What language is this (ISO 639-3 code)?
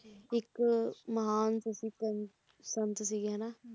pan